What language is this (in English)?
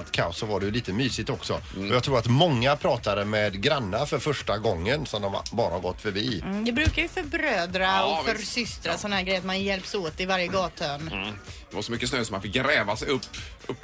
Swedish